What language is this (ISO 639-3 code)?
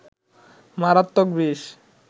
ben